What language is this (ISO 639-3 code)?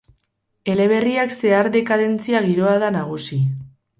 eus